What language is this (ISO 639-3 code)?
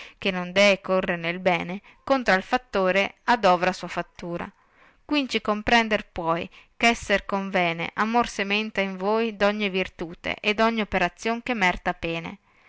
ita